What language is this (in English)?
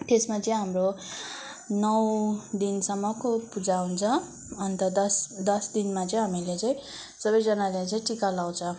Nepali